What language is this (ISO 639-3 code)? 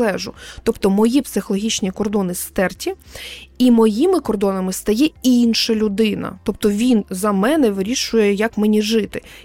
ukr